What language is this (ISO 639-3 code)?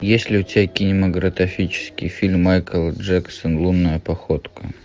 rus